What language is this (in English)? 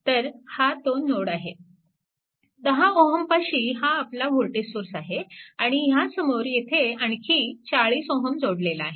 Marathi